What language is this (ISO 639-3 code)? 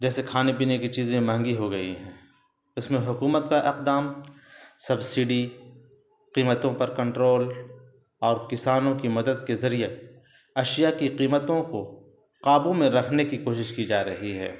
urd